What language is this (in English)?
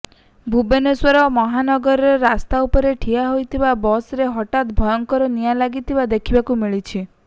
Odia